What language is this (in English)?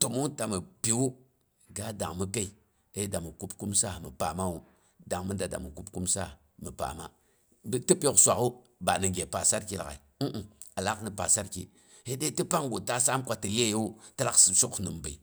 Boghom